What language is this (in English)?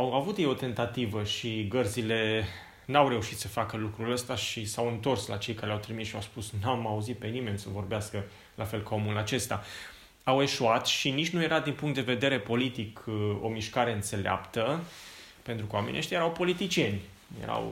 Romanian